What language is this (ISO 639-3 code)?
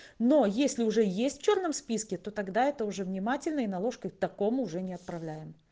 rus